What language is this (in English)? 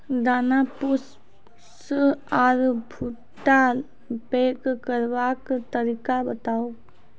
Maithili